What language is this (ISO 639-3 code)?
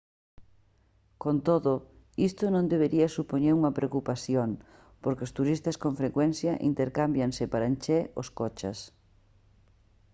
glg